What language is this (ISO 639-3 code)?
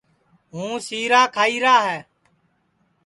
ssi